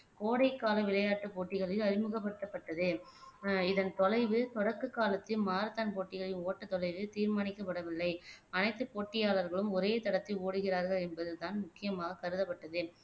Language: Tamil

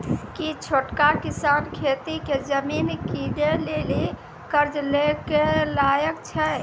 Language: Maithili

